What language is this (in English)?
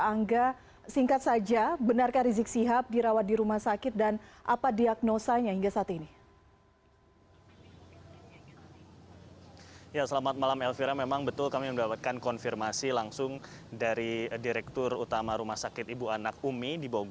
Indonesian